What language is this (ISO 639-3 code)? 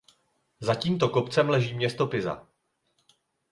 ces